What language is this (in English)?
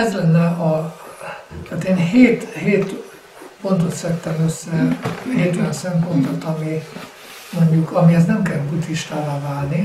Hungarian